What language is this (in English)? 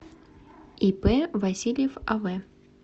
Russian